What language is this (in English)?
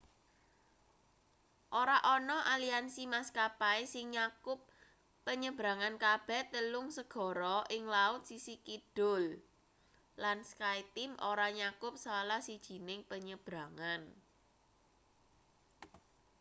Javanese